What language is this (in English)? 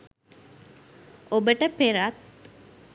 Sinhala